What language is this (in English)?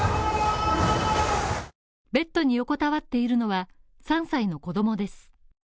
Japanese